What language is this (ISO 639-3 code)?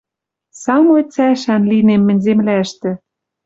mrj